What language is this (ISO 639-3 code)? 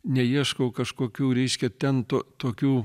lit